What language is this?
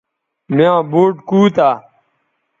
Bateri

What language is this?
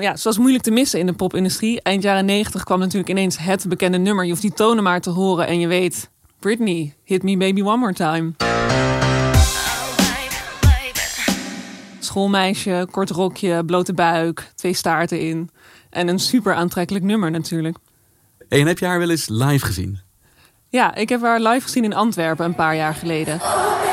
Dutch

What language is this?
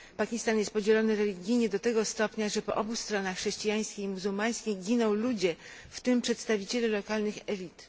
Polish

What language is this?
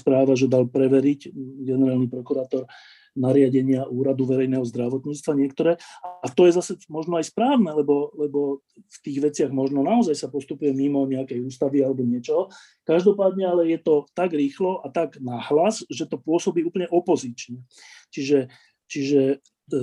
Slovak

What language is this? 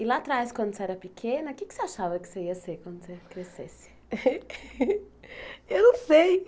Portuguese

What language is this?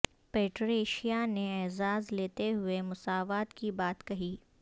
Urdu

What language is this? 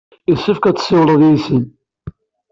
Kabyle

